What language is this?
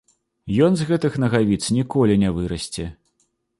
Belarusian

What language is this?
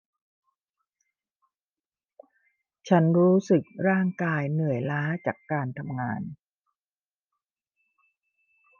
Thai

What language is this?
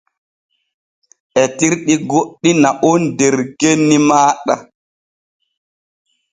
Borgu Fulfulde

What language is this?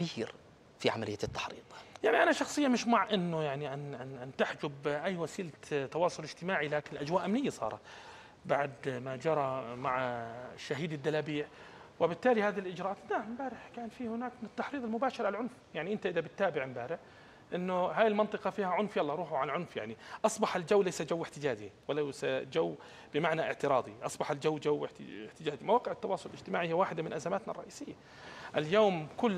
Arabic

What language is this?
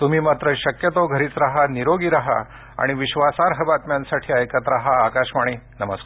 Marathi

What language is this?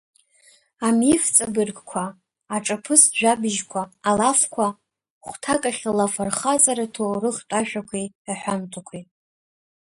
Abkhazian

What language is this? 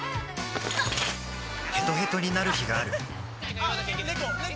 Japanese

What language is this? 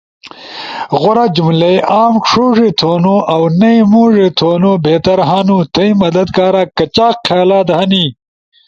Ushojo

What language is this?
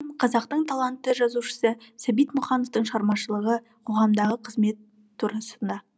Kazakh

